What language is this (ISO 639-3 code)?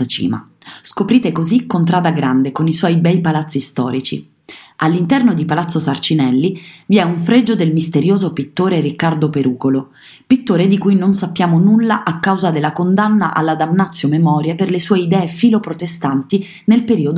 ita